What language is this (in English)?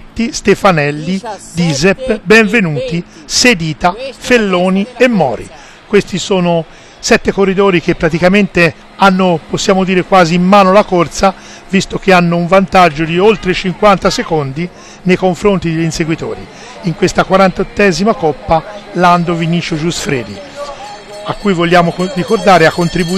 Italian